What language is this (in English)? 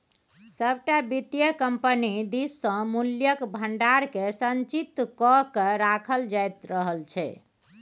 Maithili